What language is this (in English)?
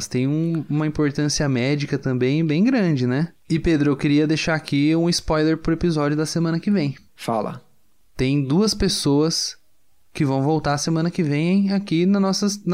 Portuguese